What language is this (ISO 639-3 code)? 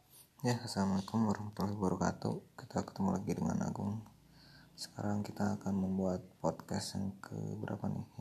ind